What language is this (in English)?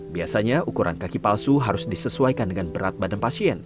Indonesian